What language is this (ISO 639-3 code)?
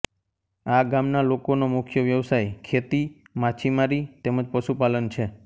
guj